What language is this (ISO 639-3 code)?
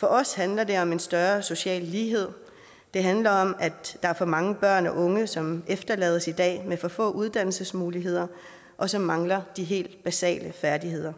dan